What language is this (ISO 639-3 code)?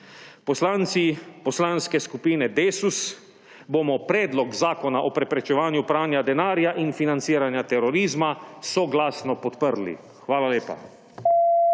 slv